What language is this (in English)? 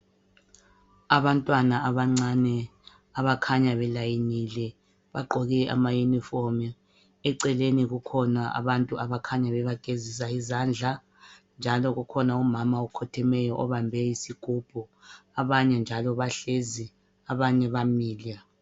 North Ndebele